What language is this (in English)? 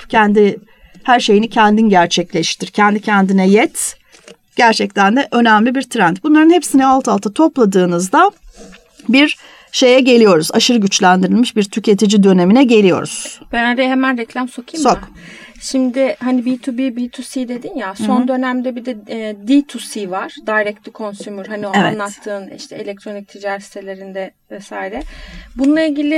Turkish